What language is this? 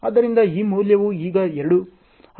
Kannada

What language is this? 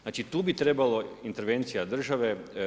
Croatian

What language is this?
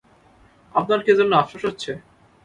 Bangla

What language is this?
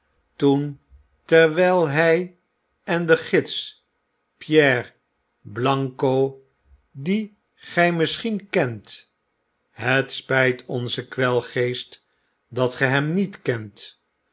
Dutch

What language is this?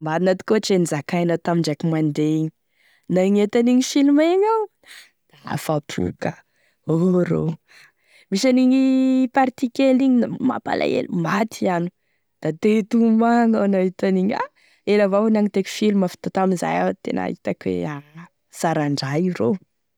Tesaka Malagasy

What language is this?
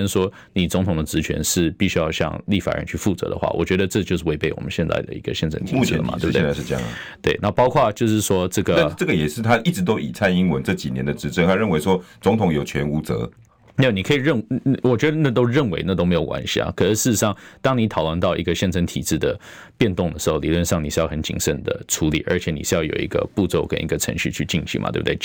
Chinese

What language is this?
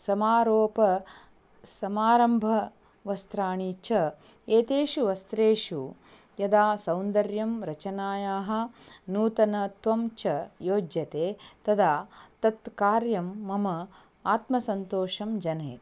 Sanskrit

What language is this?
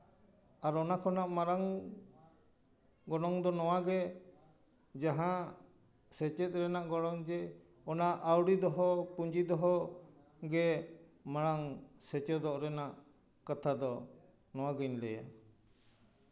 Santali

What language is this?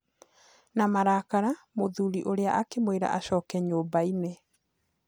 Kikuyu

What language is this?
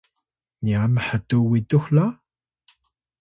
Atayal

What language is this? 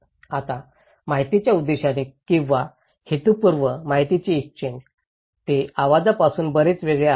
Marathi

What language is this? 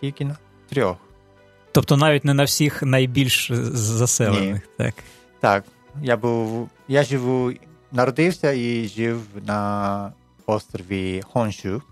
Ukrainian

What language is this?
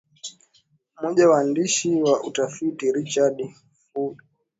Swahili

